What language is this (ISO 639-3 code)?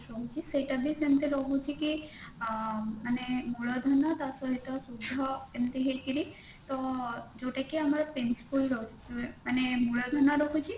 ori